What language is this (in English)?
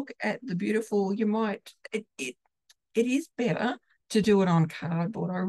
English